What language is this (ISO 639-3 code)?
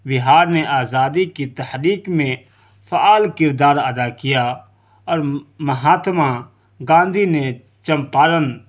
urd